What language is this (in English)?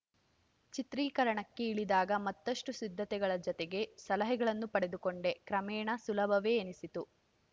Kannada